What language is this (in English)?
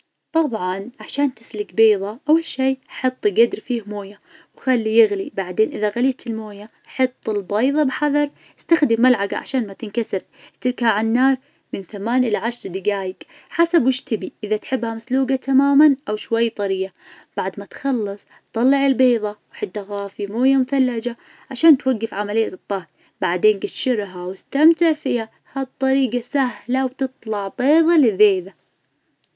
Najdi Arabic